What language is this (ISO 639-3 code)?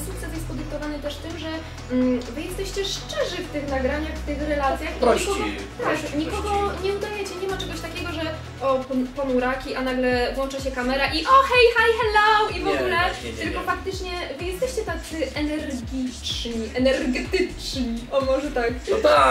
pol